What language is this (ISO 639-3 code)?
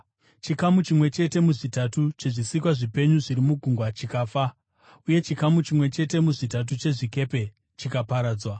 sna